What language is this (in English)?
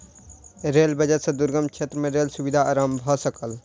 Maithili